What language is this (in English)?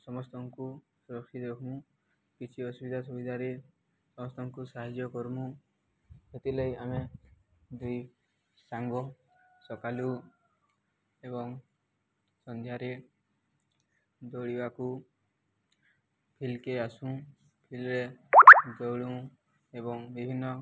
Odia